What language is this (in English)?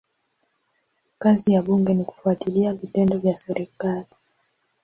Swahili